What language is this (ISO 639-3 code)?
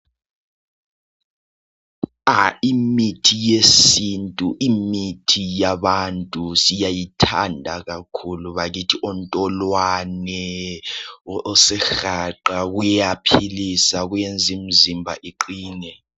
nde